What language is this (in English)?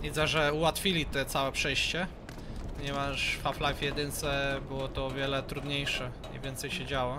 Polish